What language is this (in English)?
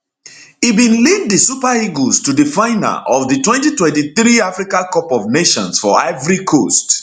Nigerian Pidgin